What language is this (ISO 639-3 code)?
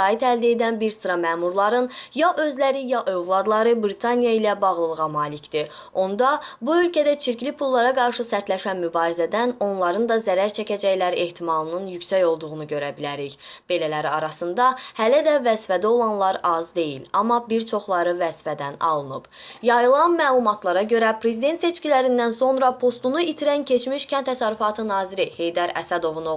aze